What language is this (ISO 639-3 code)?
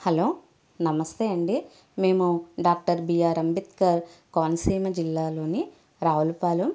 tel